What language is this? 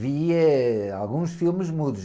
Portuguese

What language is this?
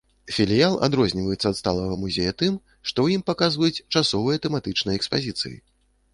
Belarusian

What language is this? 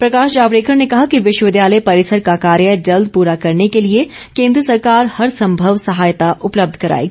Hindi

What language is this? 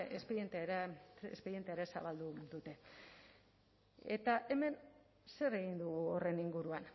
Basque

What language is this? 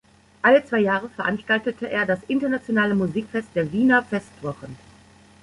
German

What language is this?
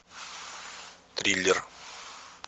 Russian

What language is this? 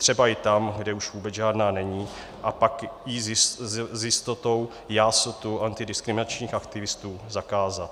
Czech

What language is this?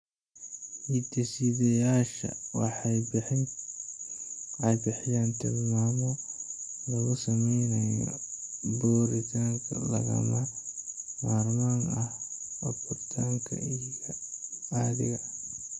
Somali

